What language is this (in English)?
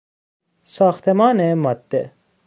Persian